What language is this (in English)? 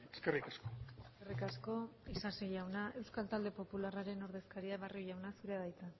Basque